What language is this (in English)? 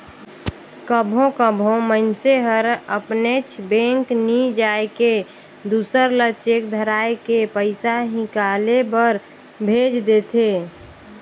Chhattisgarhi